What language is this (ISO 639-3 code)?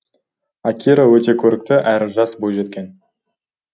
kaz